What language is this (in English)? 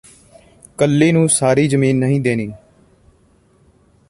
Punjabi